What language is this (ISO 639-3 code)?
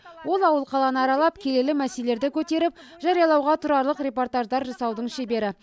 kaz